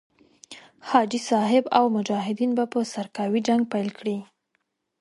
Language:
Pashto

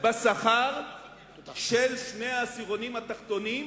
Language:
Hebrew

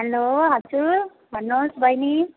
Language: Nepali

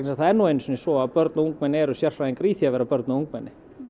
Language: Icelandic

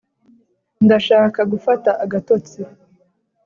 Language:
Kinyarwanda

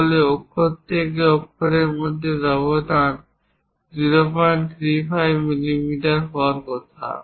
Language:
Bangla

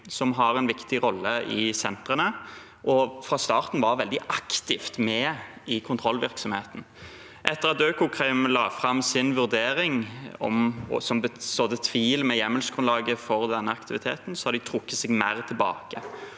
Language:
Norwegian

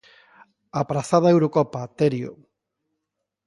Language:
Galician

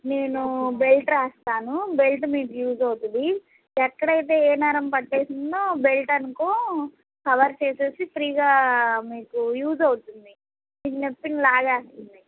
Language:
Telugu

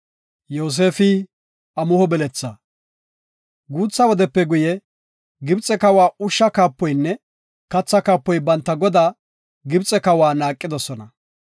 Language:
Gofa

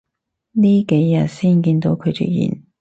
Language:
Cantonese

